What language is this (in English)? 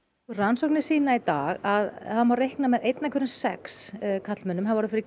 Icelandic